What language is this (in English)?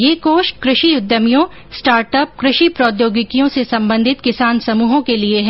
Hindi